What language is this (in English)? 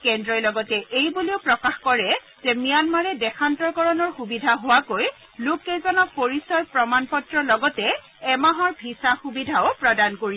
Assamese